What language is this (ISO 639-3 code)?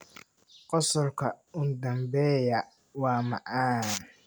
som